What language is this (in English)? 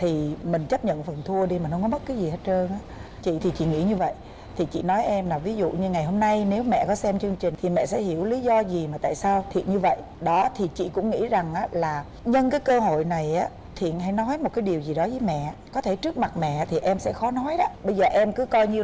Vietnamese